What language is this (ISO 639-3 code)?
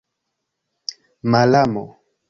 epo